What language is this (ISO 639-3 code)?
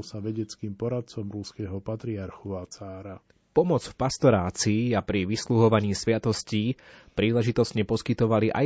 slk